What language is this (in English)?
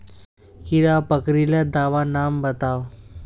Magahi